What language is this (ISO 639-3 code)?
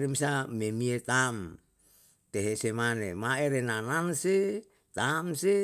jal